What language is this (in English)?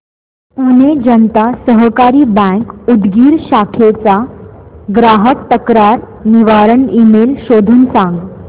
Marathi